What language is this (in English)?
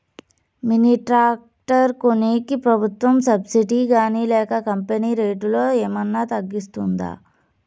Telugu